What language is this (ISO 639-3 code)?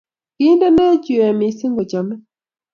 kln